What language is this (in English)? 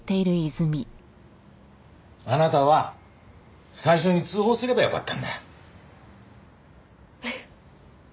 Japanese